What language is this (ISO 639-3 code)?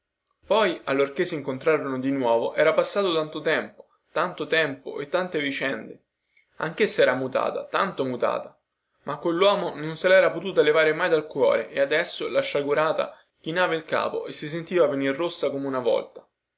ita